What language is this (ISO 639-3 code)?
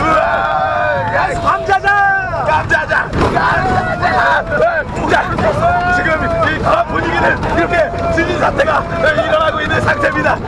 kor